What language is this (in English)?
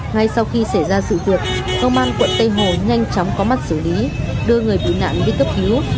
Vietnamese